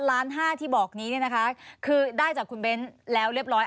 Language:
Thai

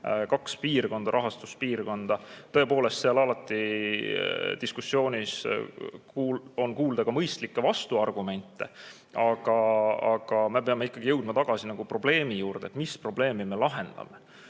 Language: Estonian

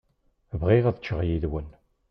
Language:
Kabyle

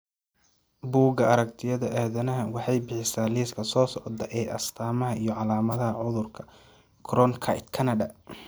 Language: Somali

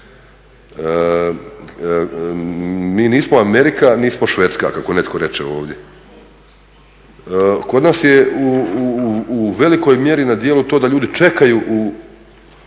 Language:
Croatian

